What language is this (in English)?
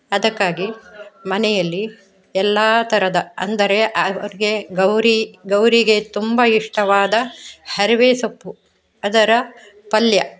Kannada